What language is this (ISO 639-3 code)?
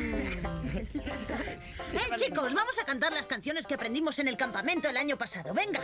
spa